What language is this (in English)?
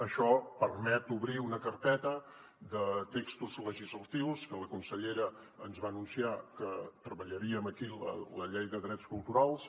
Catalan